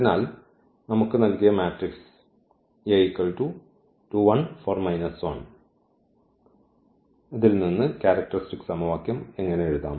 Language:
Malayalam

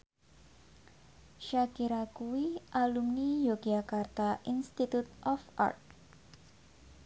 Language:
Javanese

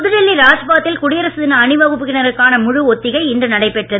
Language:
Tamil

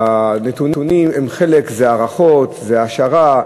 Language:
Hebrew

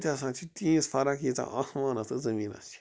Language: Kashmiri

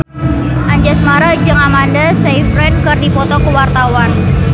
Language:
Sundanese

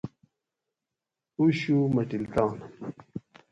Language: Gawri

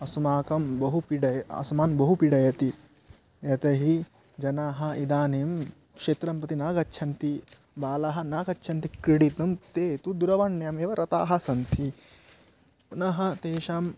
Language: Sanskrit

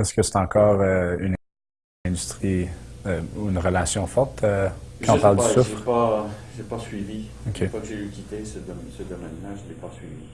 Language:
French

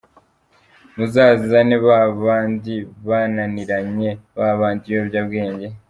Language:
Kinyarwanda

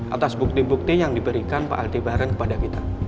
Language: Indonesian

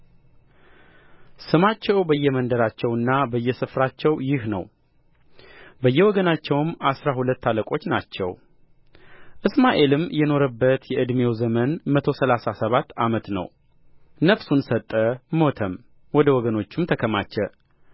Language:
Amharic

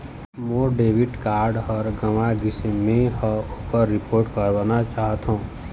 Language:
Chhattisgarhi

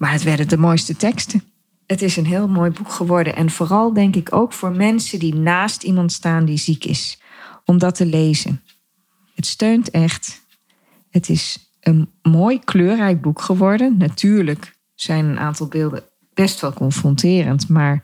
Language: Dutch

